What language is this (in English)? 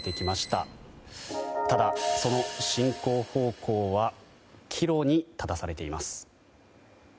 Japanese